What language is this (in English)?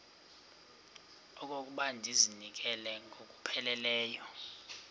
Xhosa